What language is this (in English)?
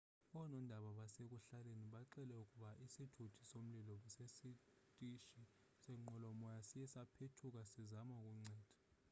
Xhosa